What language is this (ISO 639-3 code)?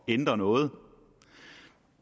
dan